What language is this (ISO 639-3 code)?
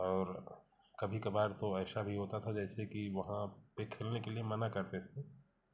hin